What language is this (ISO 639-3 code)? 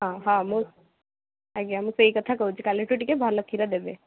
ori